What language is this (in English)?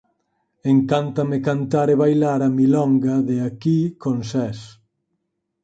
Galician